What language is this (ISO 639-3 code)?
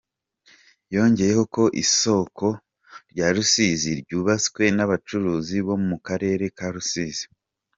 kin